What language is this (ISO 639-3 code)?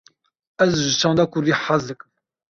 kur